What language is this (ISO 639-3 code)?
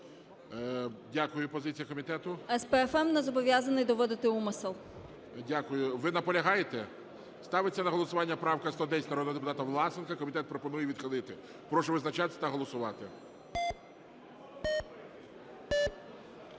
ukr